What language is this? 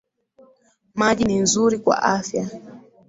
Swahili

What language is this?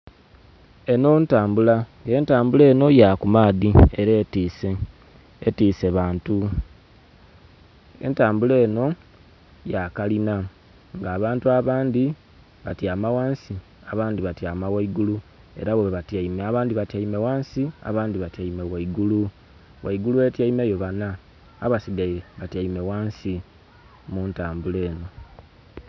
Soga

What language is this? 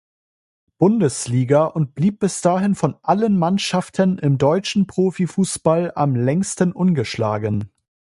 German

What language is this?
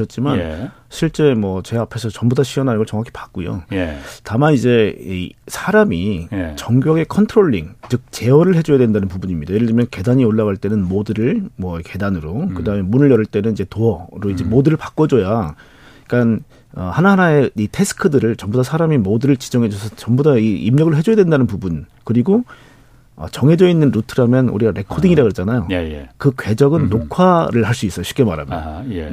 Korean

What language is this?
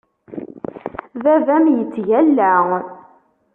Kabyle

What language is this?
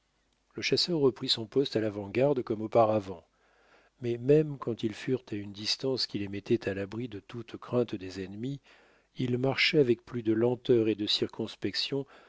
French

